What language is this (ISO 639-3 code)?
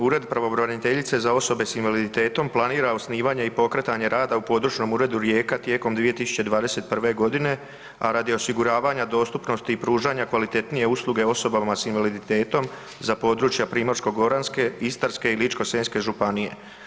hrv